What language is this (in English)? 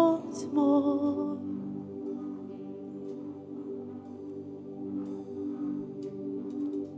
Russian